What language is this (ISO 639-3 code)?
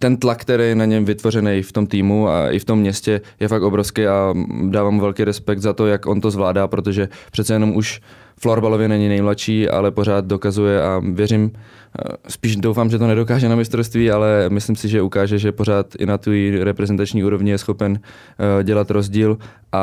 ces